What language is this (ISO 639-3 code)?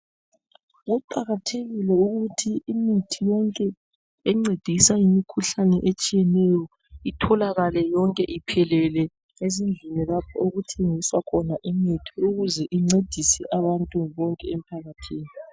nde